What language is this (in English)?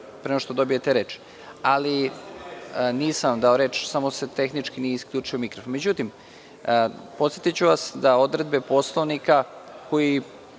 Serbian